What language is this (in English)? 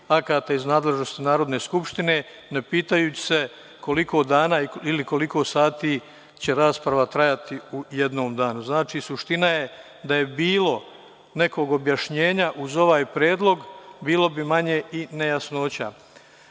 Serbian